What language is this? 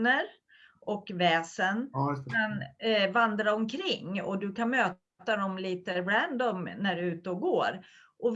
Swedish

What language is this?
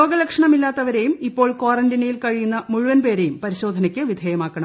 Malayalam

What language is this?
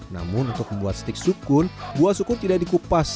Indonesian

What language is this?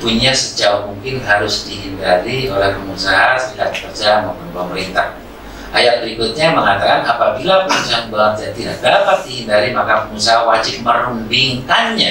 Indonesian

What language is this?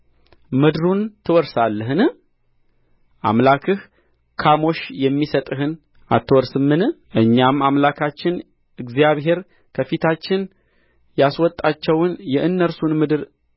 Amharic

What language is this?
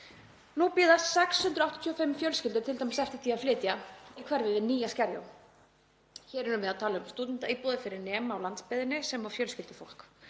Icelandic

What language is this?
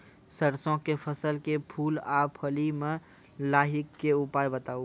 Maithili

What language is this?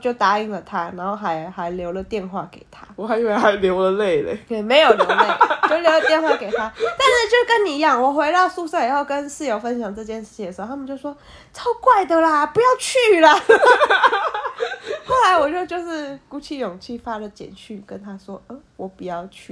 Chinese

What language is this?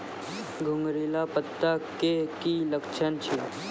Maithili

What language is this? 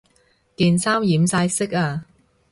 Cantonese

